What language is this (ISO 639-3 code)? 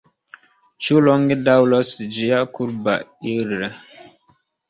epo